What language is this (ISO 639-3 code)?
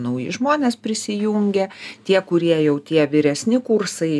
lit